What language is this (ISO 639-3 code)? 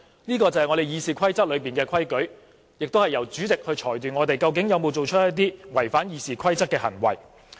yue